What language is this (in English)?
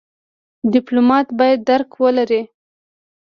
Pashto